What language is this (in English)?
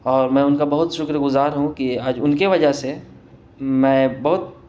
Urdu